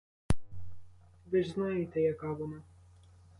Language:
Ukrainian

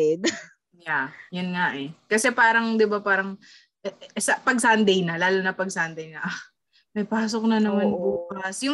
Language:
Filipino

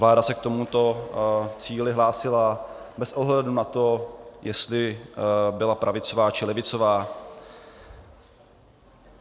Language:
Czech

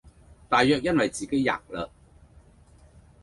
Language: Cantonese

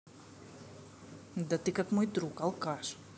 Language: Russian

